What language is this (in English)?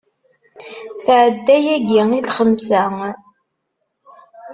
Kabyle